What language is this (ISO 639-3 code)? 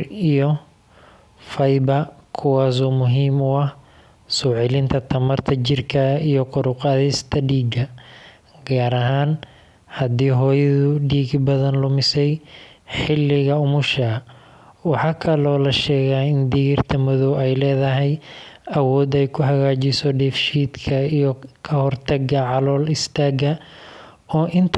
som